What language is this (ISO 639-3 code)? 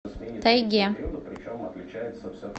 rus